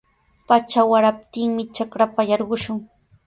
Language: Sihuas Ancash Quechua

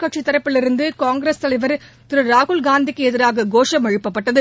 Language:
Tamil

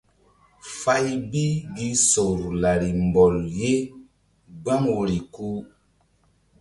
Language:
Mbum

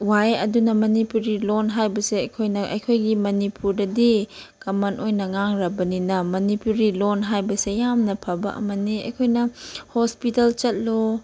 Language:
Manipuri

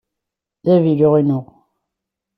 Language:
Kabyle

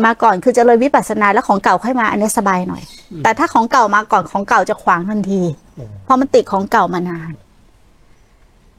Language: Thai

